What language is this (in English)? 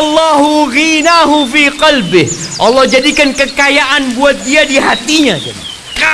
Indonesian